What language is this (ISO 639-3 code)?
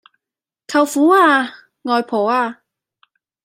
yue